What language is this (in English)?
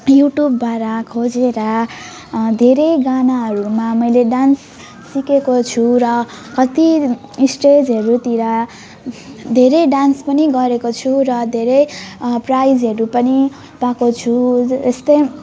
Nepali